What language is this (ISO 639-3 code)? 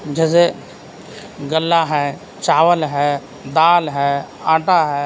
urd